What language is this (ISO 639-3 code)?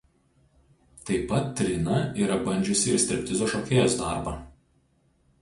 lit